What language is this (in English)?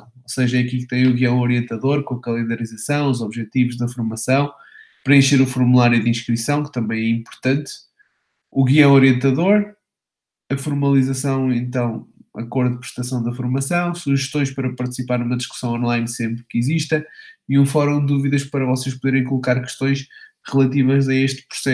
Portuguese